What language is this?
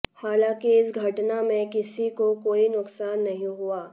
Hindi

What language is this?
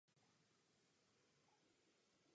Czech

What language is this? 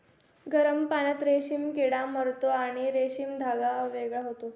Marathi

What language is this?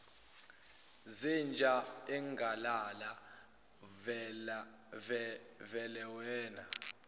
Zulu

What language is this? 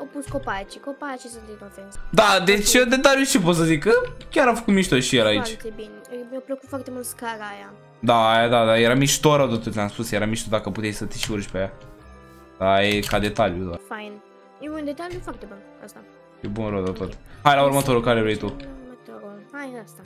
Romanian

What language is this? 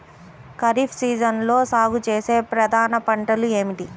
Telugu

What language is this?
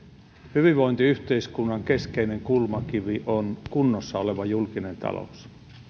Finnish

